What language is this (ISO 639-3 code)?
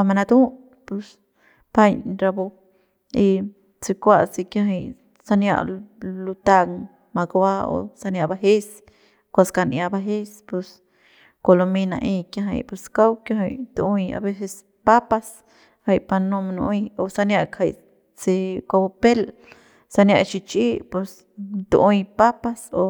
pbs